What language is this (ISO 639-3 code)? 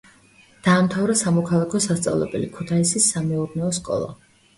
kat